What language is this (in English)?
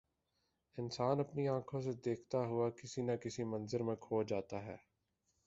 Urdu